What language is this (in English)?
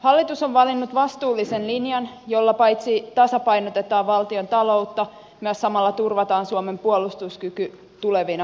Finnish